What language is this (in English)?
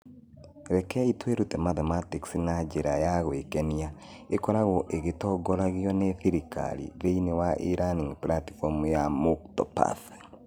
Kikuyu